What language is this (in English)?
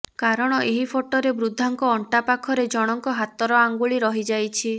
Odia